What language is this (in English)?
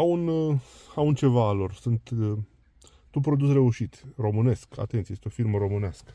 Romanian